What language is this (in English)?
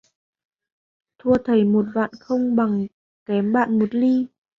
Vietnamese